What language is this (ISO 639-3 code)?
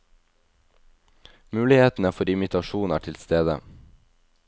nor